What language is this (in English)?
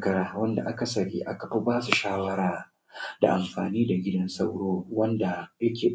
Hausa